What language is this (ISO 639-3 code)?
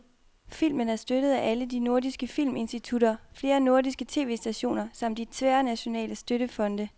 dan